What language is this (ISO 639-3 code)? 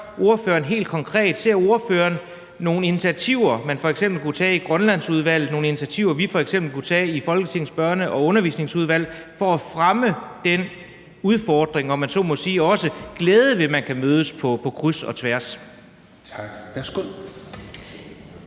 dan